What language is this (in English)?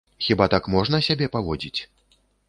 Belarusian